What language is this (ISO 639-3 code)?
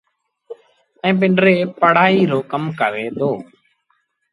sbn